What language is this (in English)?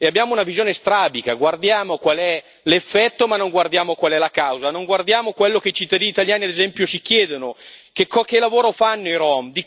Italian